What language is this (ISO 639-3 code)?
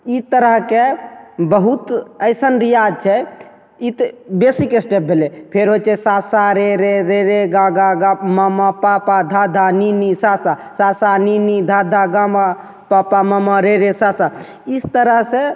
mai